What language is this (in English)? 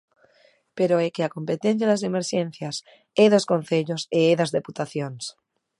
Galician